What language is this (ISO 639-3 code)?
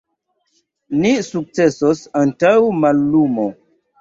epo